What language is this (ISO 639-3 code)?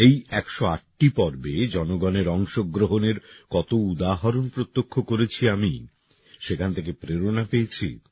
ben